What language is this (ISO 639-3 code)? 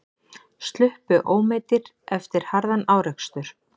isl